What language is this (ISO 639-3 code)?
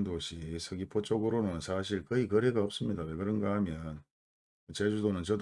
kor